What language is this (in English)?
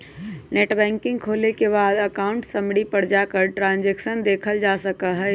Magahi